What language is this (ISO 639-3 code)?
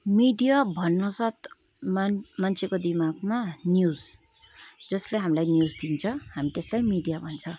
nep